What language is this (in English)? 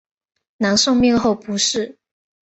Chinese